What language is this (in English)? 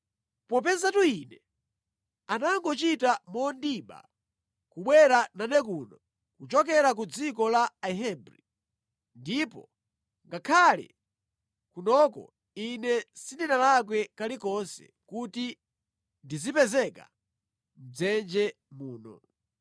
Nyanja